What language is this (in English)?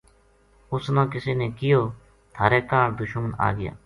Gujari